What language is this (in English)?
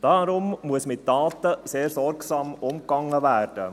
Swiss German